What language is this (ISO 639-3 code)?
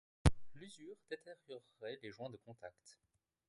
fra